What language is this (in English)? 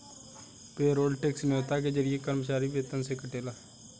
Bhojpuri